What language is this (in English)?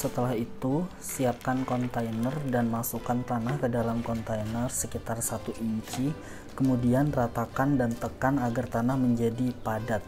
Indonesian